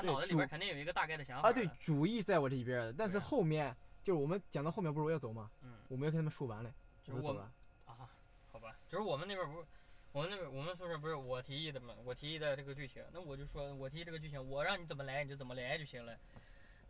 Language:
Chinese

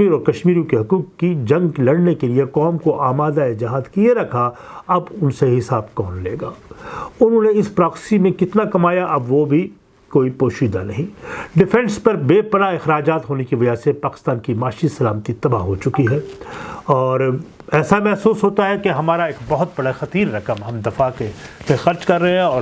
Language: Urdu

